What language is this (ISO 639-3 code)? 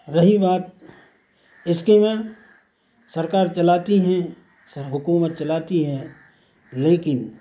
urd